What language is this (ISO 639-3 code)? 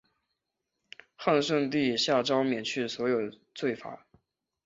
zho